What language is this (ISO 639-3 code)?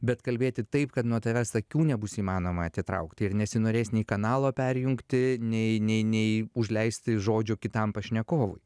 lit